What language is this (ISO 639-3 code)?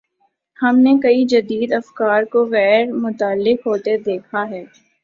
urd